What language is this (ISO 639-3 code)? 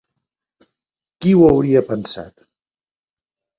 cat